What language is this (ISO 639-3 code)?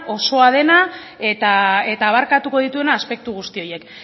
eus